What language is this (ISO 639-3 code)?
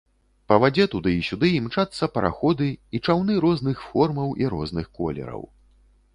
bel